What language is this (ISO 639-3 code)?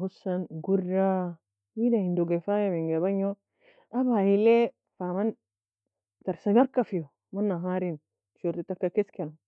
fia